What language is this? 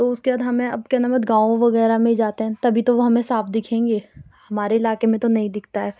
Urdu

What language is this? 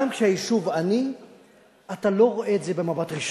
Hebrew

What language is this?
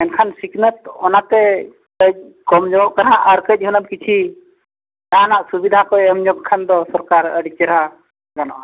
Santali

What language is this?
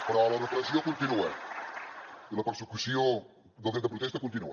Catalan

